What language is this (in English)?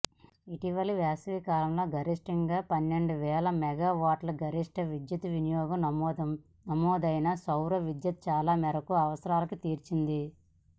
Telugu